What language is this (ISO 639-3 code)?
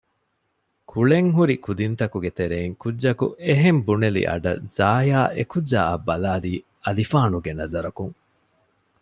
div